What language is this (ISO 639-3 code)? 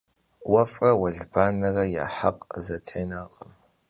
kbd